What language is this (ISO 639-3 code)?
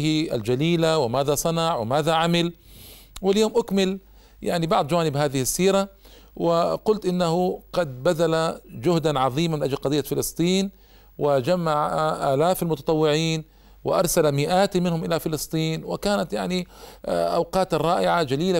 ara